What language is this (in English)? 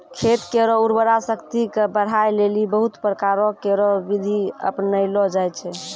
Maithili